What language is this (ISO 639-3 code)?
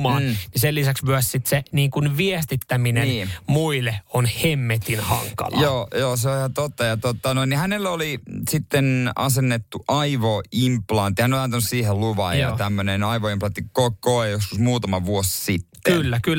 fin